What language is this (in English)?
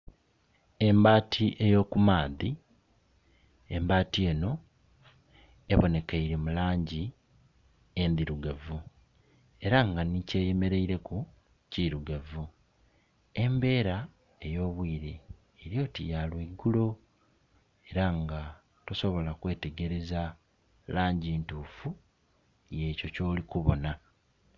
Soga